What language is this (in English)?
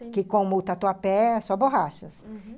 Portuguese